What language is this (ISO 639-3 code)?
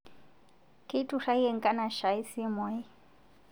mas